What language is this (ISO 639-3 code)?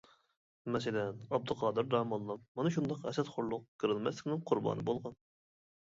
uig